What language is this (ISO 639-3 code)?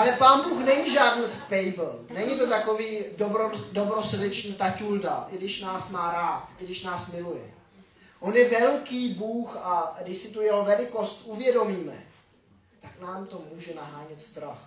ces